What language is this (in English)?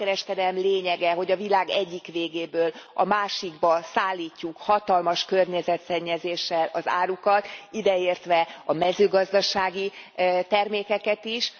Hungarian